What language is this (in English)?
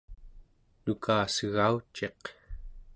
Central Yupik